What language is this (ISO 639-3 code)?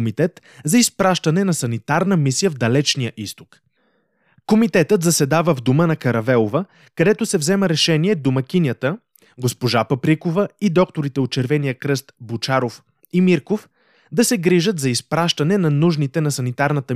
bul